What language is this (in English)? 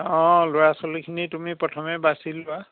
Assamese